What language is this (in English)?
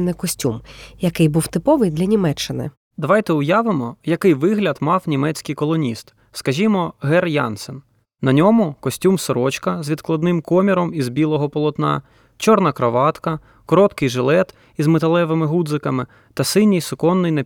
Ukrainian